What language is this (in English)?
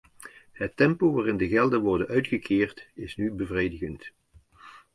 Dutch